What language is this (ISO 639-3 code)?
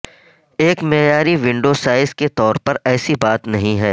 urd